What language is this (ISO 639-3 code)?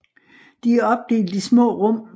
dan